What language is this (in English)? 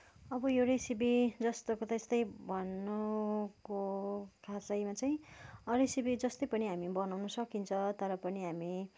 Nepali